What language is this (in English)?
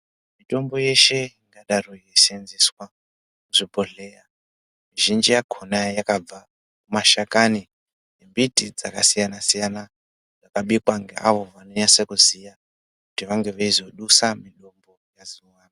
Ndau